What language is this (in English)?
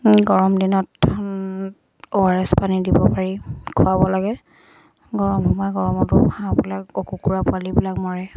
Assamese